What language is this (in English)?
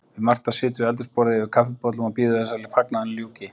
Icelandic